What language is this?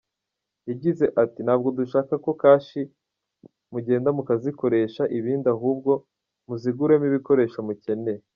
Kinyarwanda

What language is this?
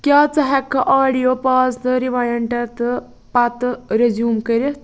Kashmiri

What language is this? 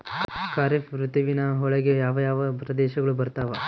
Kannada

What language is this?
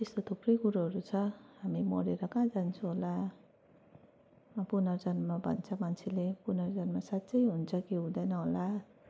Nepali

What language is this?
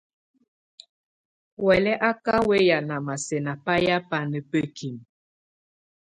Tunen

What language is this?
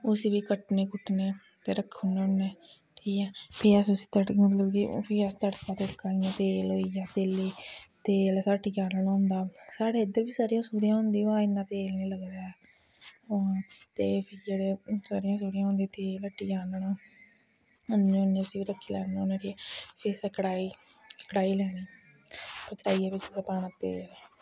Dogri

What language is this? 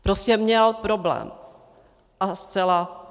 Czech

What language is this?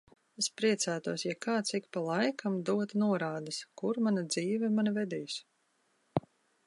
Latvian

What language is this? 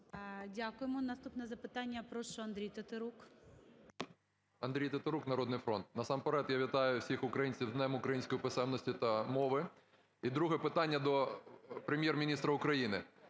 Ukrainian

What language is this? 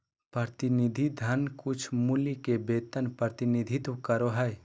Magahi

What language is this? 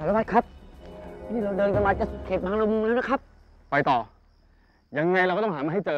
Thai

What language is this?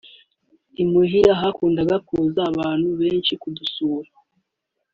Kinyarwanda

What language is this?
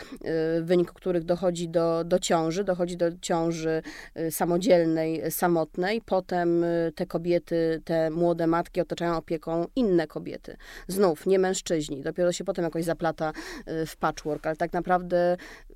Polish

